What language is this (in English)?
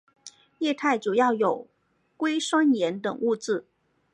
Chinese